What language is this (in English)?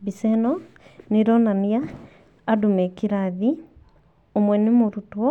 Kikuyu